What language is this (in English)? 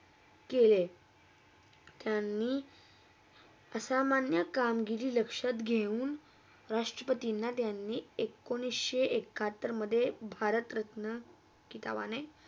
Marathi